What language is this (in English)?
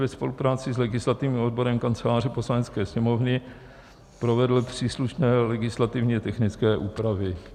Czech